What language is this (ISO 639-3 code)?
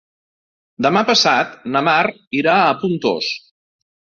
cat